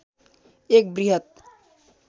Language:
Nepali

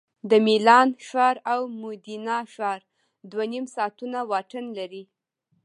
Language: Pashto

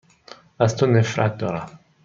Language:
Persian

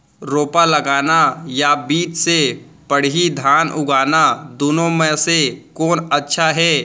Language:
Chhattisgarhi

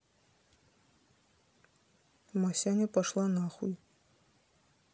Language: Russian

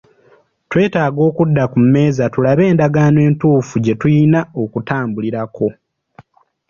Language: Ganda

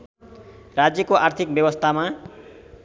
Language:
Nepali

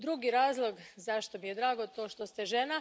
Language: Croatian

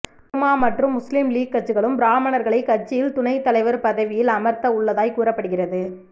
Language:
Tamil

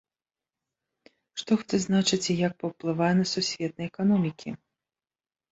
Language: Belarusian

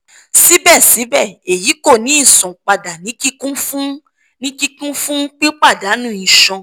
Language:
Yoruba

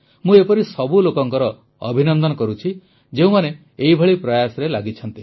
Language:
Odia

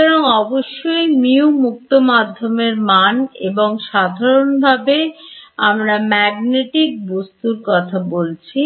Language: Bangla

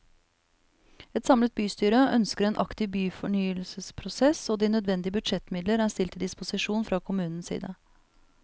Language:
Norwegian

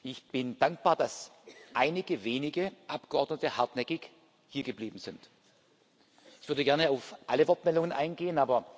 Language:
German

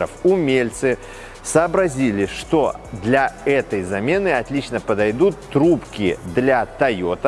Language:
Russian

